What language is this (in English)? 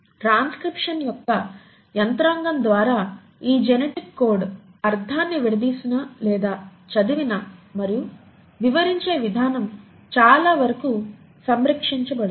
Telugu